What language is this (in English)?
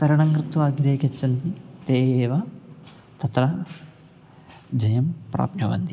Sanskrit